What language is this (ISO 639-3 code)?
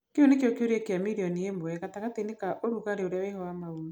kik